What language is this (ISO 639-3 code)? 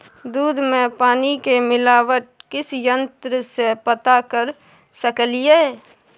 mai